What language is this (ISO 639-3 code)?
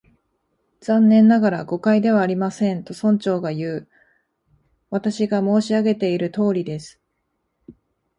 jpn